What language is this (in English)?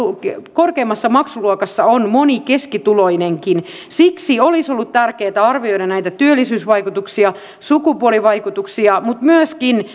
Finnish